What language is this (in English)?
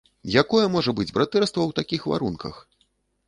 Belarusian